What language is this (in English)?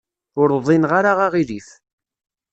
Kabyle